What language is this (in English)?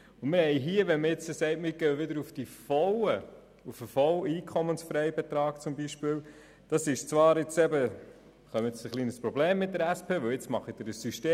Swiss German